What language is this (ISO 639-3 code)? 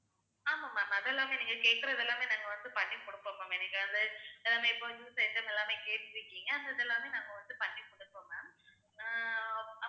tam